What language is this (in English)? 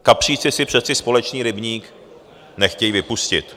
Czech